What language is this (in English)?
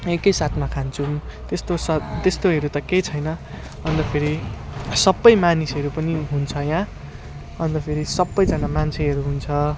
Nepali